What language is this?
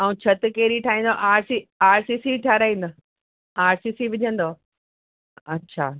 Sindhi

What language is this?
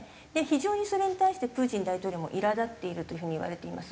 Japanese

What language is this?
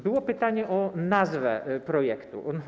Polish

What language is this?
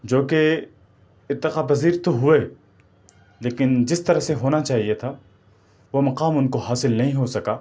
Urdu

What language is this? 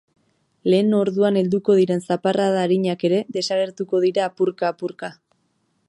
Basque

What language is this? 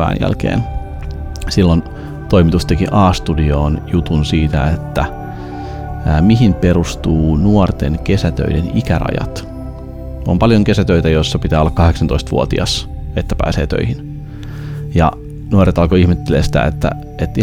Finnish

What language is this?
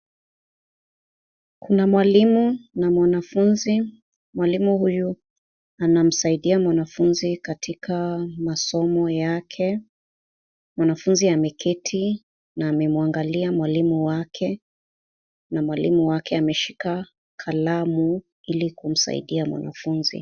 Swahili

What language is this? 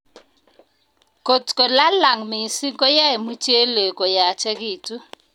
Kalenjin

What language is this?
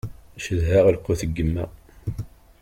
Kabyle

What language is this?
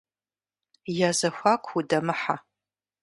Kabardian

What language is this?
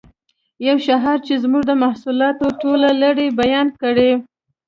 Pashto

